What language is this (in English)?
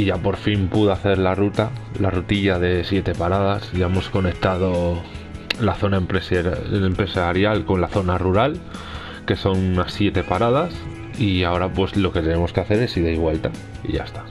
Spanish